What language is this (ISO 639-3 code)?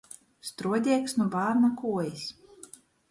ltg